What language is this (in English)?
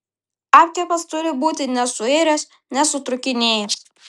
Lithuanian